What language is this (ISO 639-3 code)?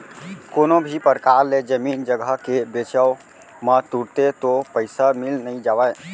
hne